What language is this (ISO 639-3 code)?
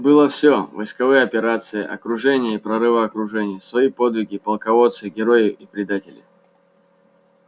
rus